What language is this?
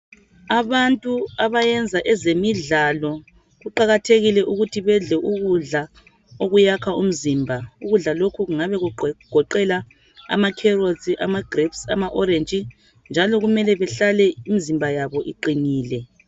North Ndebele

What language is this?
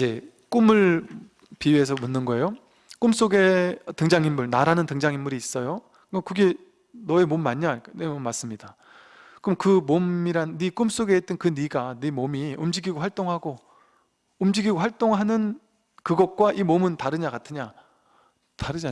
Korean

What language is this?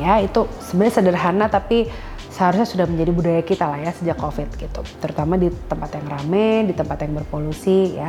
Indonesian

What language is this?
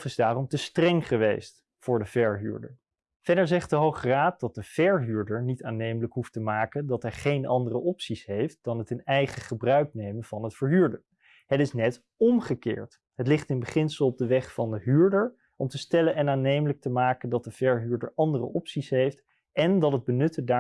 Dutch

